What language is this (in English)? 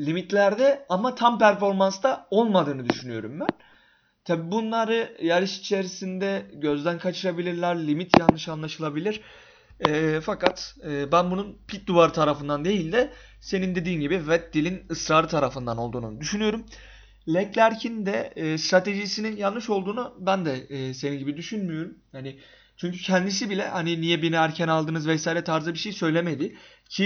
Turkish